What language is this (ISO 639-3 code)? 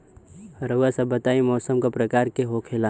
bho